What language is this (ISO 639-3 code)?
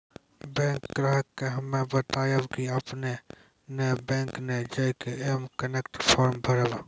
mai